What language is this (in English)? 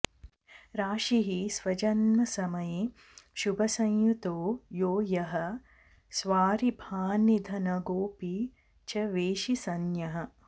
Sanskrit